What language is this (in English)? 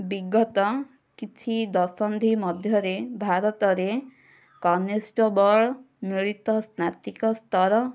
Odia